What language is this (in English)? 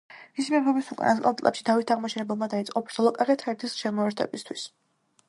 Georgian